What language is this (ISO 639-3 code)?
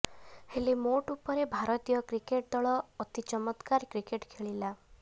ori